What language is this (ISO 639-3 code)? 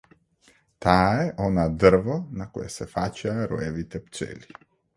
mkd